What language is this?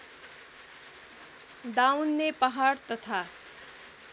Nepali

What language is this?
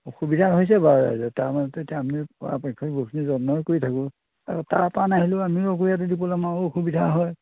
Assamese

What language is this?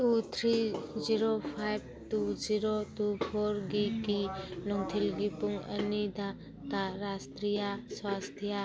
Manipuri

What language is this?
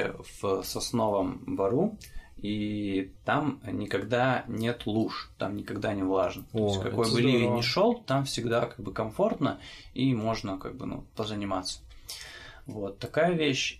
Russian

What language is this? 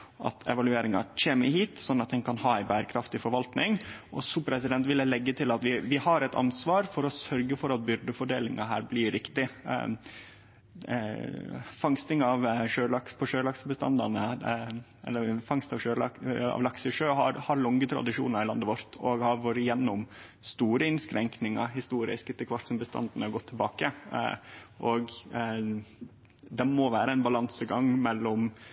Norwegian Nynorsk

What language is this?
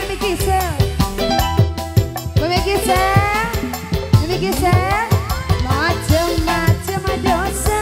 Indonesian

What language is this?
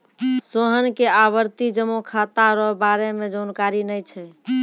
Maithili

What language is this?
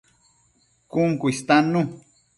Matsés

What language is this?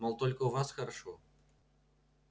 Russian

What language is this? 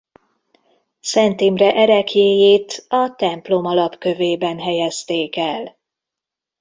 Hungarian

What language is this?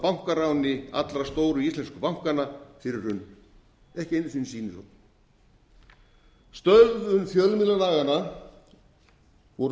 Icelandic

